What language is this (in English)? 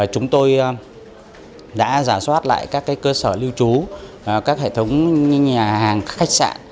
Vietnamese